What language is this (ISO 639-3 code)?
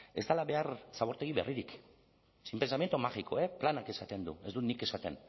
eus